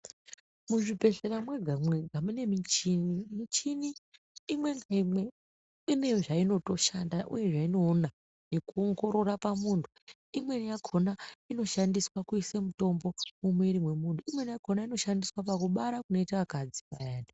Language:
Ndau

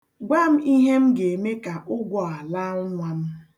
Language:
Igbo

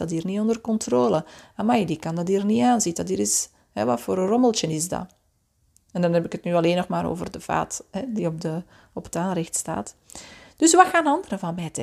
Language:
Dutch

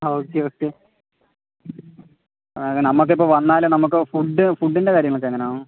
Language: Malayalam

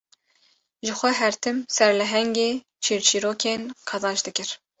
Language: Kurdish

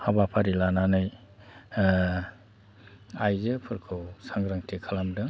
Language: Bodo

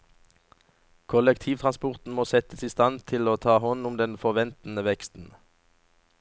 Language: Norwegian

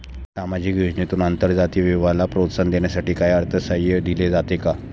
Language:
Marathi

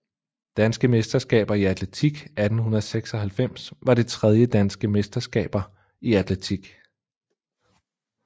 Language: Danish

